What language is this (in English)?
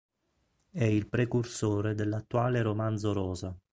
Italian